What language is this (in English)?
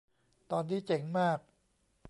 Thai